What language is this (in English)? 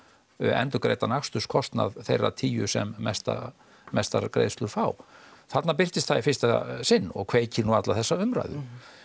Icelandic